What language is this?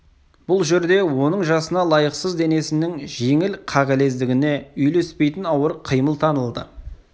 Kazakh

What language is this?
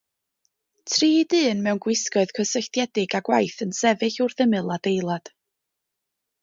Welsh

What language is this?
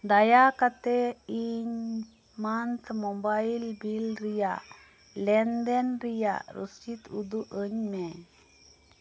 Santali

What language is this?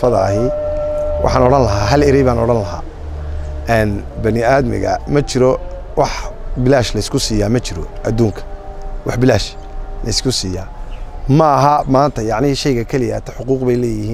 Arabic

